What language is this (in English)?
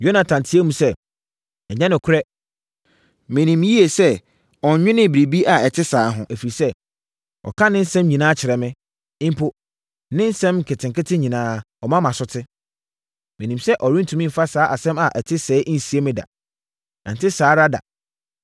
Akan